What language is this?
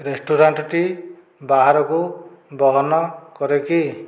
Odia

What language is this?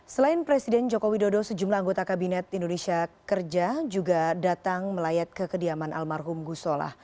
Indonesian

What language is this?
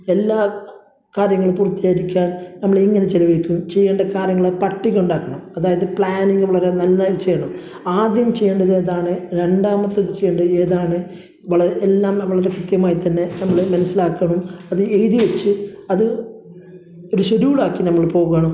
Malayalam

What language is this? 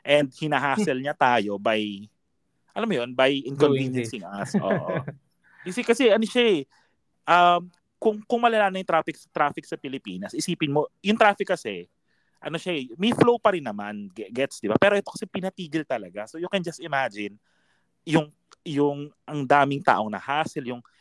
Filipino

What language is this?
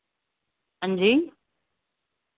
Dogri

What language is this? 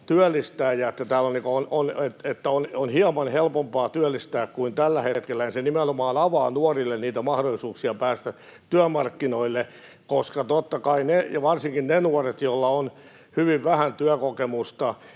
Finnish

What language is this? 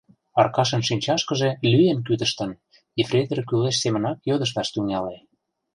Mari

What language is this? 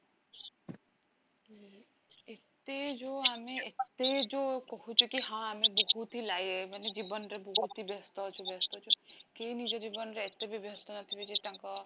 Odia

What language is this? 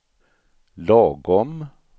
Swedish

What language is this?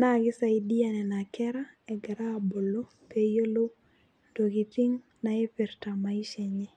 Masai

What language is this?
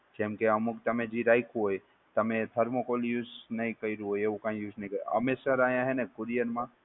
Gujarati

